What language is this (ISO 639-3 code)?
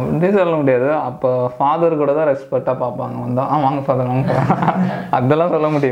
tam